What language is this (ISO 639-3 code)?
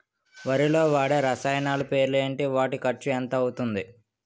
tel